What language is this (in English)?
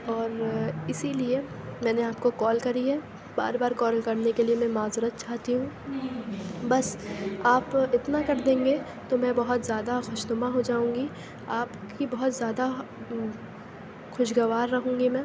Urdu